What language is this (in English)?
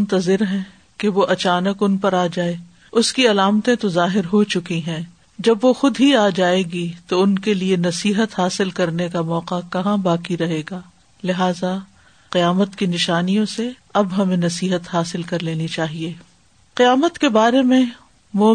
Urdu